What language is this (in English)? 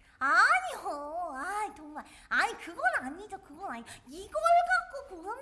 Korean